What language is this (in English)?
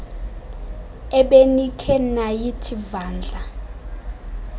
Xhosa